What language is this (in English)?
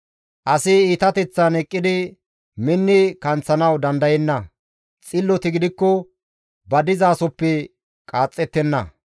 Gamo